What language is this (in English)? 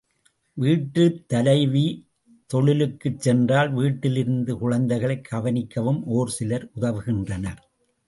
Tamil